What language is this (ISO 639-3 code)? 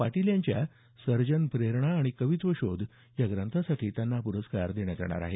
mar